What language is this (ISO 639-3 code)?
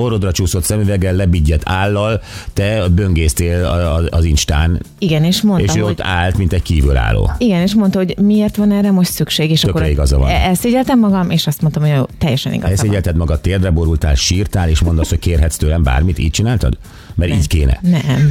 hun